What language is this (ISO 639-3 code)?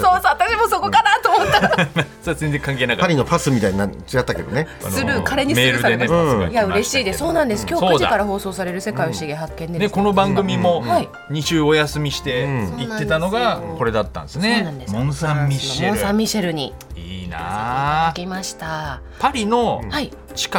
jpn